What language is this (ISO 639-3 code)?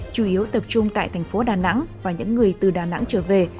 vie